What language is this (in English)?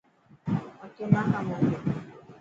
Dhatki